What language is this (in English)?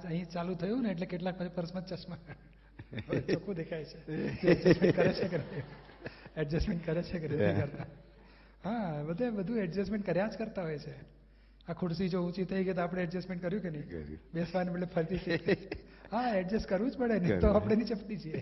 Gujarati